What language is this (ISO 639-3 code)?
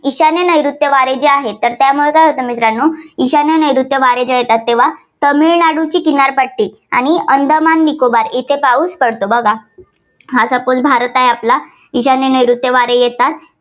mar